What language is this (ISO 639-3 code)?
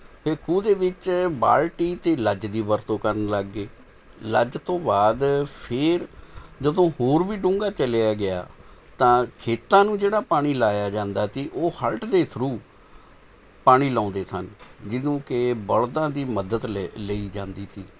pan